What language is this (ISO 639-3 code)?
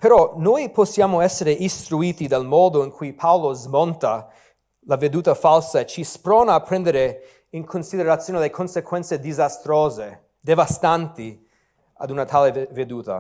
ita